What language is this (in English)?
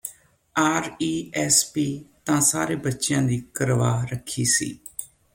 Punjabi